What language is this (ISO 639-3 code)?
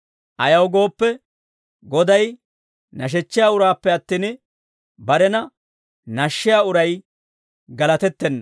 dwr